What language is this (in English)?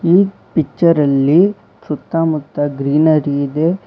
Kannada